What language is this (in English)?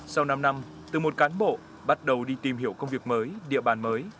Vietnamese